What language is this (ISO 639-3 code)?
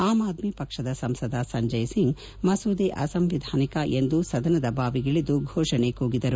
kan